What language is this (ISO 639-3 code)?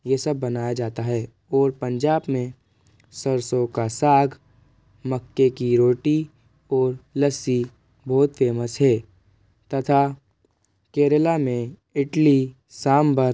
hin